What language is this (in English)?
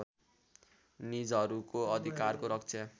Nepali